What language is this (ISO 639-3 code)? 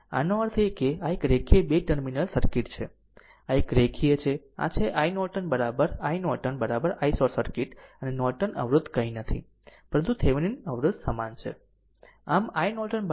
guj